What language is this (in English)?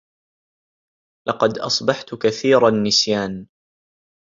Arabic